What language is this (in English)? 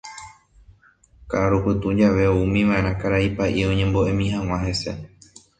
Guarani